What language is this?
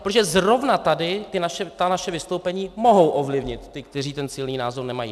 Czech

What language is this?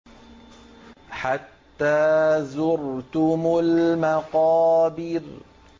Arabic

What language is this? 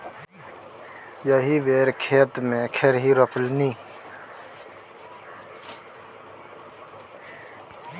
Maithili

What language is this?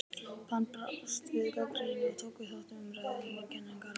Icelandic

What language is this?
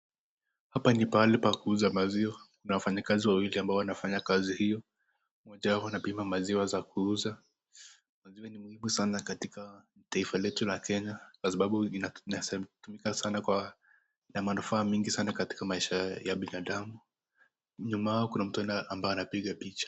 Swahili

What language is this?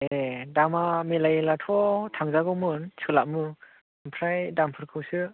Bodo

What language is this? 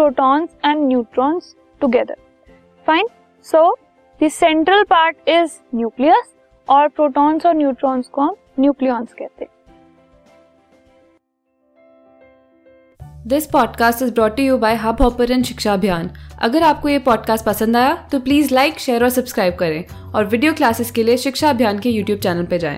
Hindi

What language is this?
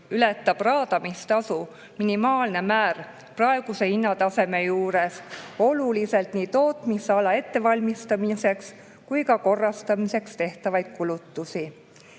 Estonian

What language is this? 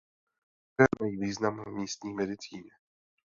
Czech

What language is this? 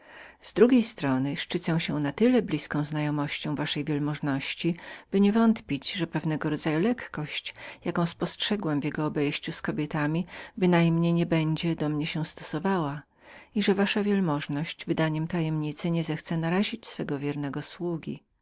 Polish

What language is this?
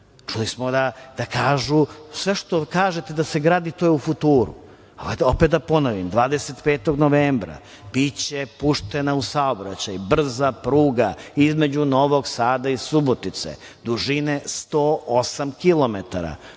Serbian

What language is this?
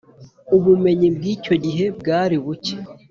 Kinyarwanda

